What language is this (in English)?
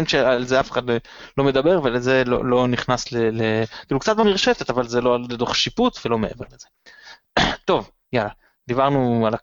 Hebrew